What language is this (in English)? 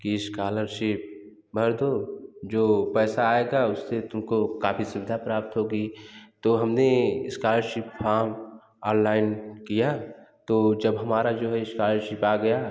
Hindi